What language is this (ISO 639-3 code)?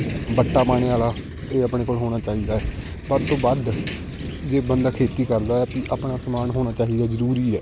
pan